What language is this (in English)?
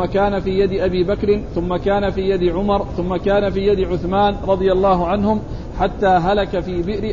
Arabic